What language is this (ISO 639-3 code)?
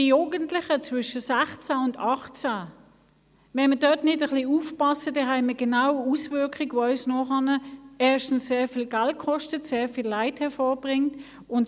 gsw